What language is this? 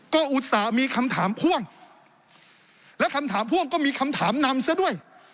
Thai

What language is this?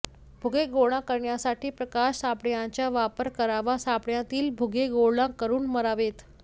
Marathi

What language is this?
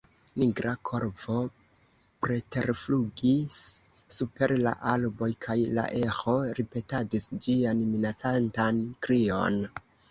Esperanto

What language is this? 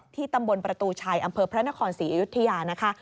Thai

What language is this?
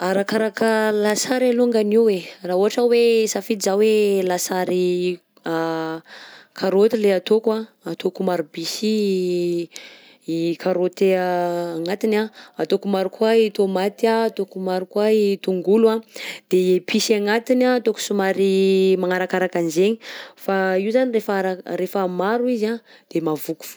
Southern Betsimisaraka Malagasy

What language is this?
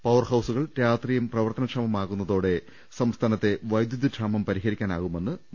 Malayalam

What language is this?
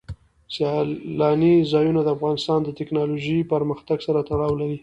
Pashto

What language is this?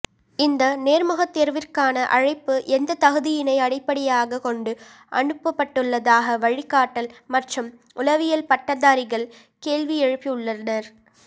Tamil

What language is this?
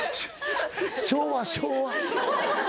Japanese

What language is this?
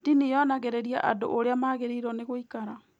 Kikuyu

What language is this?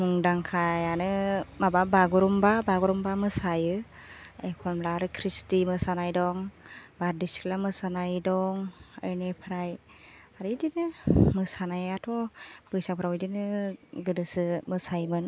Bodo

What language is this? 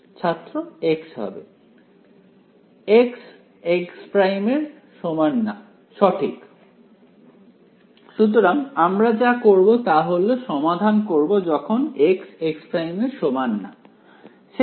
Bangla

